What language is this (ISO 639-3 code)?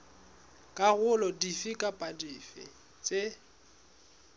sot